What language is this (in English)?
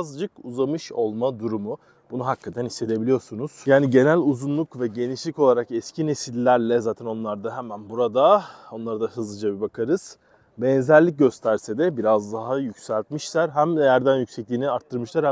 Turkish